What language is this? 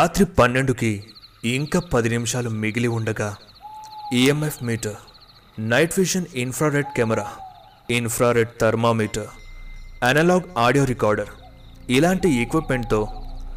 Telugu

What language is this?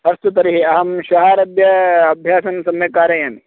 Sanskrit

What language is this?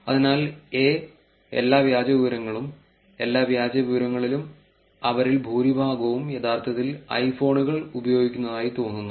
Malayalam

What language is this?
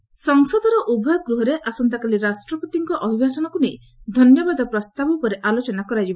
Odia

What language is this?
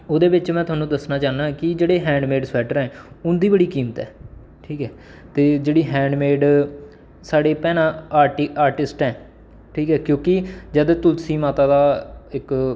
Dogri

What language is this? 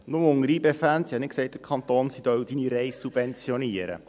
Swiss German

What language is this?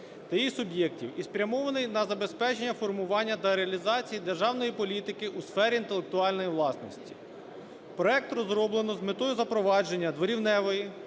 Ukrainian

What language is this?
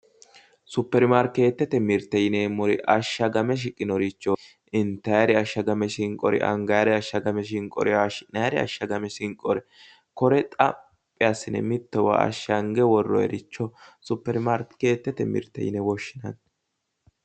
Sidamo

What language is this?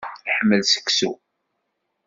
Kabyle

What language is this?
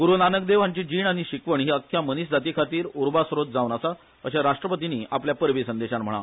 Konkani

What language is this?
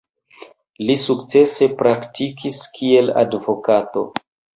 Esperanto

